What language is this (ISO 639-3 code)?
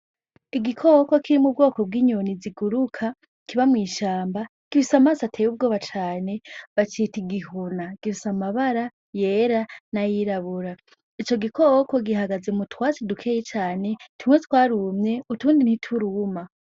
run